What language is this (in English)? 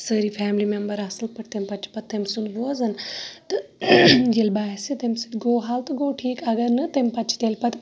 Kashmiri